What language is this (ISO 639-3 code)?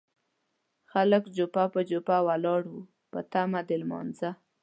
pus